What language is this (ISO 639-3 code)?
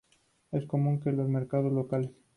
spa